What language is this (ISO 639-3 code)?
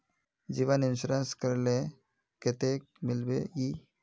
mag